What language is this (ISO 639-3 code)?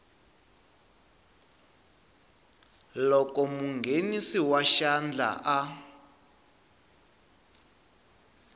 tso